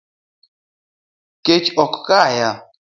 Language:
Luo (Kenya and Tanzania)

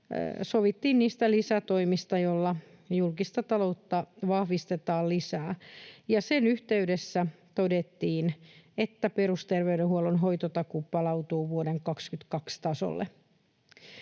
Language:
Finnish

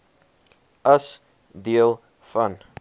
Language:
Afrikaans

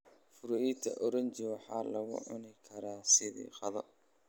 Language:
Somali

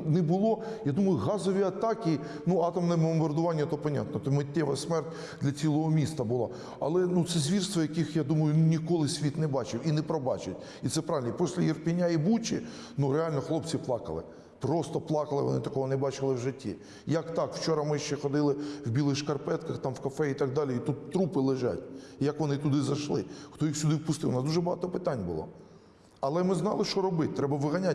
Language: Ukrainian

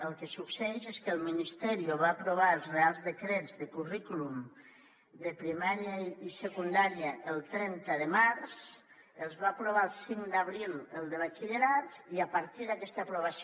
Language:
Catalan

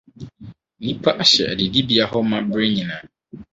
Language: Akan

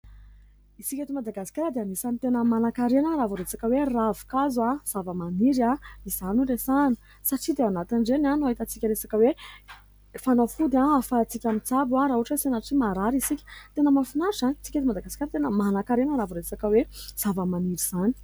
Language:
Malagasy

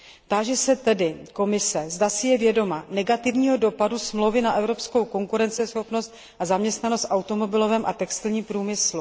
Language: Czech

